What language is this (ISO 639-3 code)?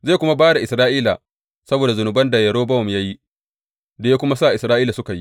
hau